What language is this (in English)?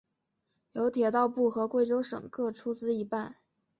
Chinese